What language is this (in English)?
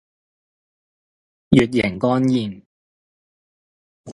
Cantonese